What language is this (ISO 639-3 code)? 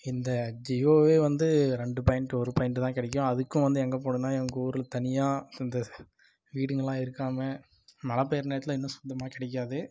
tam